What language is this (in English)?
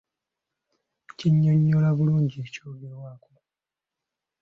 Ganda